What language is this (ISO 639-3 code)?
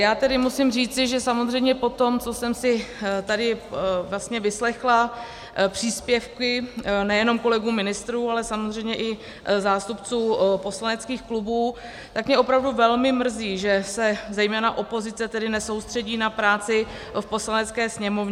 ces